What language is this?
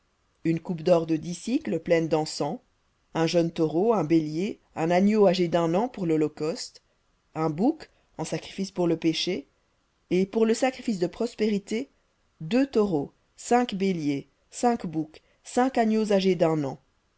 French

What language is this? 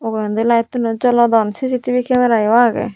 Chakma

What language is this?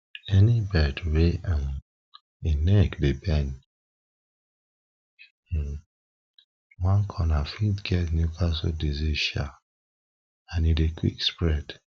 Nigerian Pidgin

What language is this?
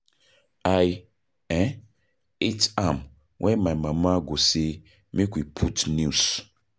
Nigerian Pidgin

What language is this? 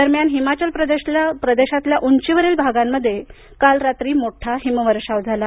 Marathi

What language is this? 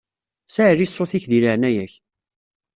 Kabyle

